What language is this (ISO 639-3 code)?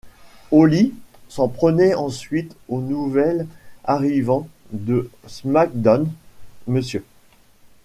fra